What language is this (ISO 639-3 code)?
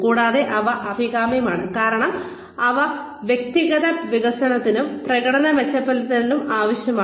mal